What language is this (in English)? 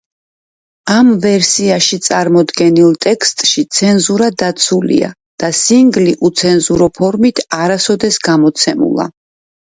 Georgian